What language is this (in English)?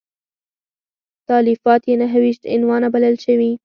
Pashto